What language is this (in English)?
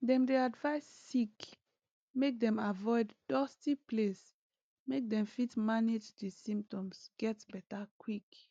Nigerian Pidgin